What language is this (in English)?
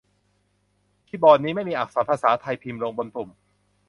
Thai